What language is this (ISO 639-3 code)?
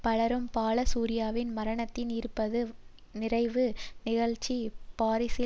tam